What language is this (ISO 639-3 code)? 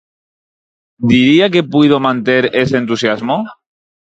glg